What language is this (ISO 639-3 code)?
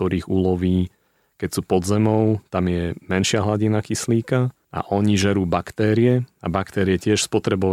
slk